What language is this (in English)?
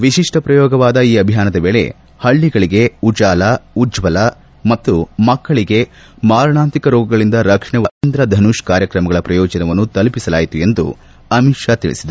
Kannada